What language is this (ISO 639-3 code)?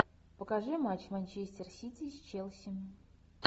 rus